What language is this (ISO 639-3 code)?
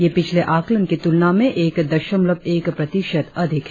hin